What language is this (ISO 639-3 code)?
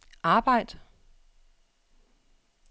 dan